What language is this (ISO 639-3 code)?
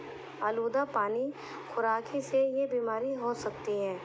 urd